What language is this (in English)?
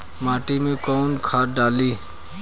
Bhojpuri